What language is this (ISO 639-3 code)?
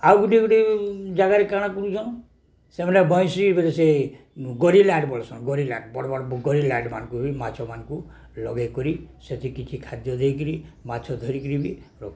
ori